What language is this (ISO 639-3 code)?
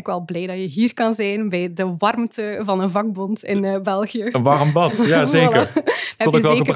nld